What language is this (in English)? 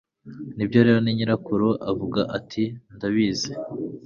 Kinyarwanda